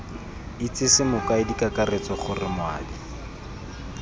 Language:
Tswana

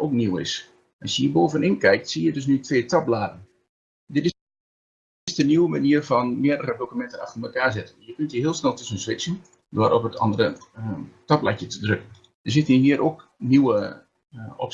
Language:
Dutch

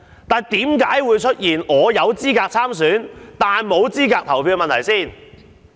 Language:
Cantonese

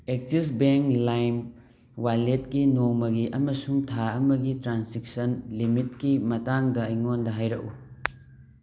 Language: Manipuri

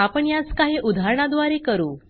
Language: Marathi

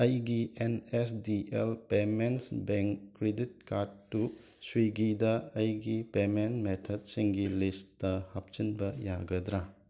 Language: Manipuri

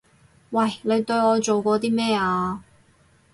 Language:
Cantonese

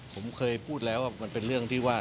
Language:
Thai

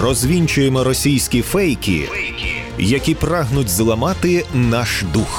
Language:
Ukrainian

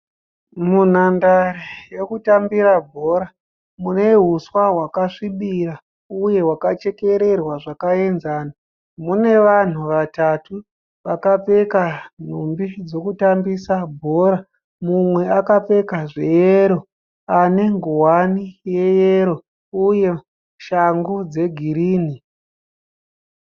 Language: Shona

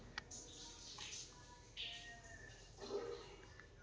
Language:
Kannada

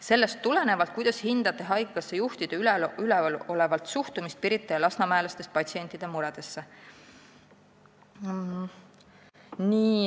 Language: Estonian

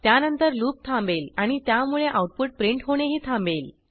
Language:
Marathi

